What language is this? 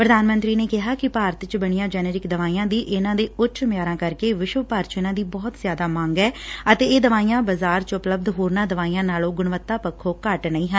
Punjabi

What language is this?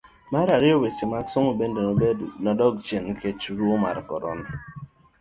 Luo (Kenya and Tanzania)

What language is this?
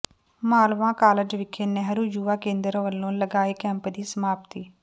Punjabi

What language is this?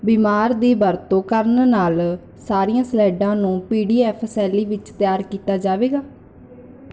Punjabi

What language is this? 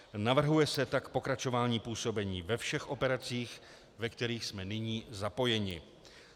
Czech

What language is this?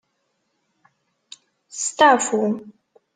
Kabyle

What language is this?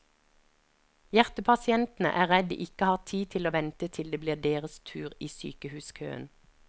Norwegian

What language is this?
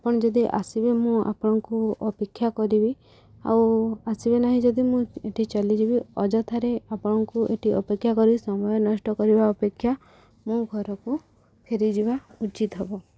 Odia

